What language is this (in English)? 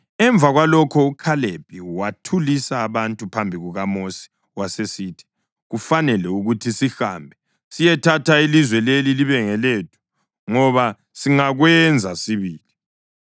North Ndebele